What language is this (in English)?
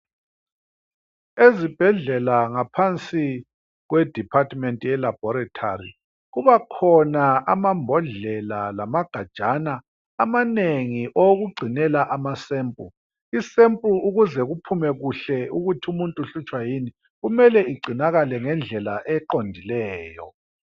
North Ndebele